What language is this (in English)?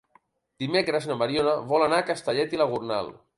Catalan